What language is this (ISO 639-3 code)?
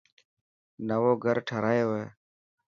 mki